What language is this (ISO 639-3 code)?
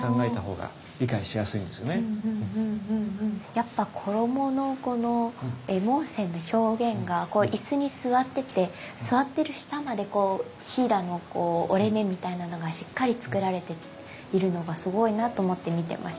jpn